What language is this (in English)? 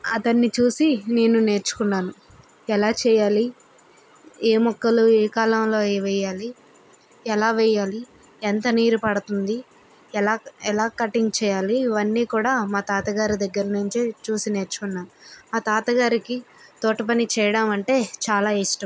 Telugu